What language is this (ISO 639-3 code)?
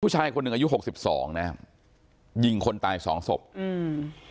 tha